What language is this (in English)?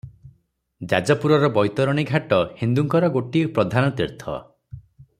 Odia